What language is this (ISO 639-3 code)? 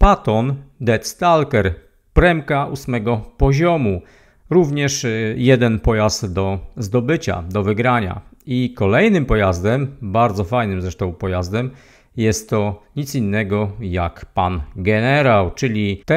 pol